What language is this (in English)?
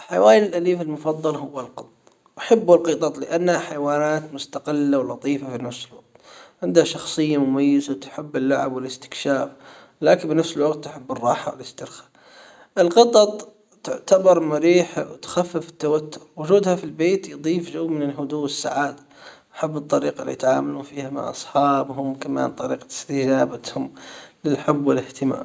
Hijazi Arabic